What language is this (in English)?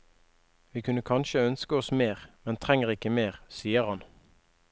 Norwegian